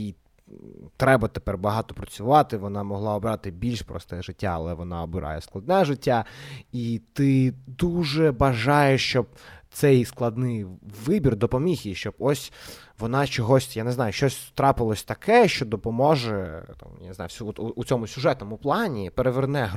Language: Ukrainian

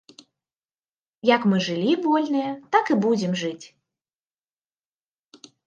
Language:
Belarusian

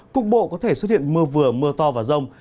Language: Vietnamese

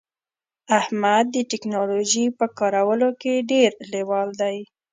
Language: Pashto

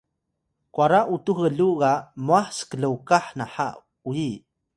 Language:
Atayal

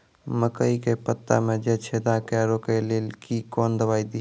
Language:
Maithili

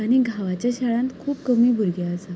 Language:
Konkani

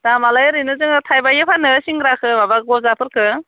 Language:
Bodo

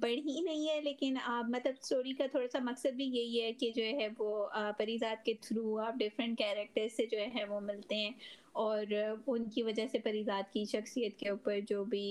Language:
Urdu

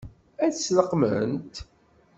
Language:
Kabyle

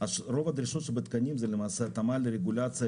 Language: Hebrew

